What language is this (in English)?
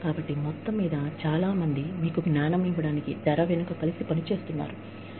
Telugu